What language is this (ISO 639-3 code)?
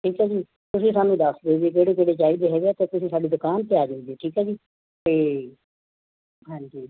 pan